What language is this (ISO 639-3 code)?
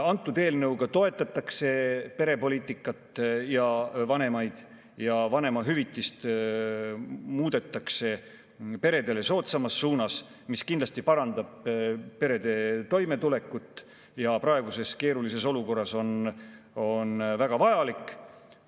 est